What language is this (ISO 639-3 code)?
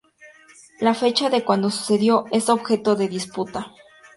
spa